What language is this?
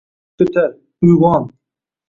Uzbek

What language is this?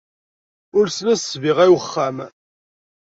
Kabyle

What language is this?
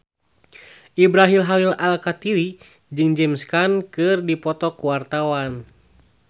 Sundanese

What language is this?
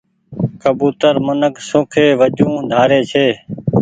Goaria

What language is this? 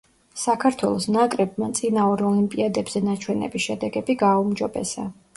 Georgian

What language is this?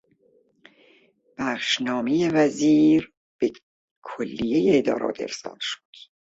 Persian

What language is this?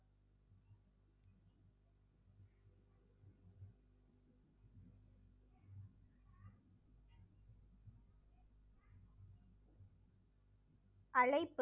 Tamil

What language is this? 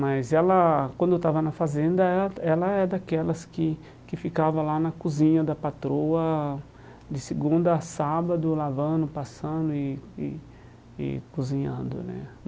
Portuguese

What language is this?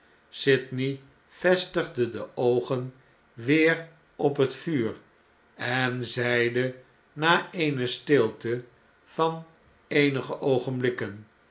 Dutch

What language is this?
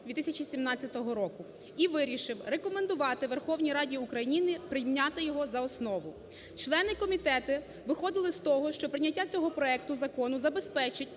Ukrainian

